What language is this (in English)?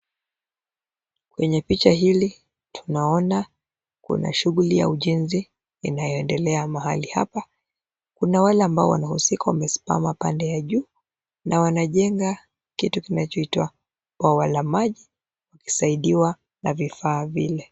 Swahili